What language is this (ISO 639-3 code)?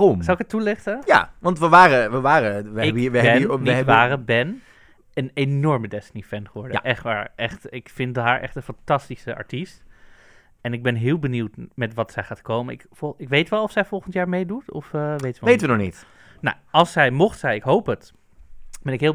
nld